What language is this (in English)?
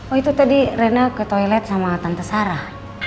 Indonesian